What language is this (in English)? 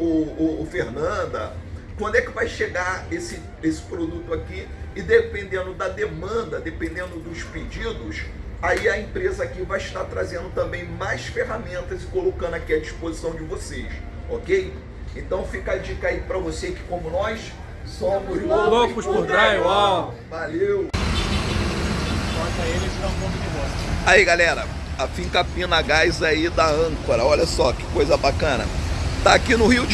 Portuguese